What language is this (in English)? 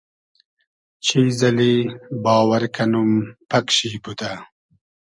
Hazaragi